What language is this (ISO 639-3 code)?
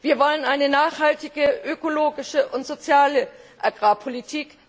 deu